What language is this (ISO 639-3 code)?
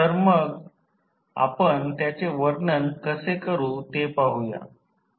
mar